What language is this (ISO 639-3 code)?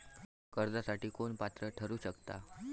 mar